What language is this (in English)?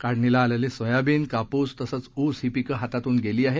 Marathi